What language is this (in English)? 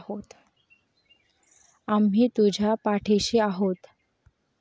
Marathi